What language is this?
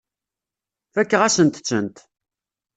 Kabyle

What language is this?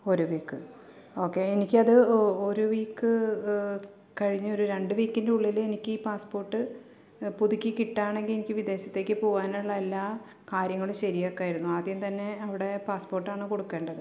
Malayalam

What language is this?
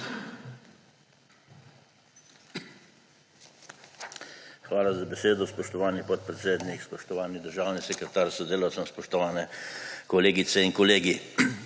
Slovenian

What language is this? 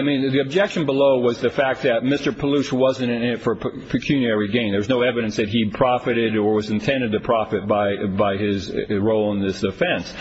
English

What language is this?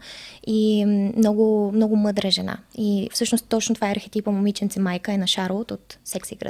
Bulgarian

